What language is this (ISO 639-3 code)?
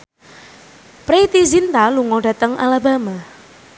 jav